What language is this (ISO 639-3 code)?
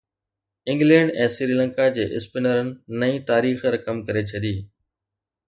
snd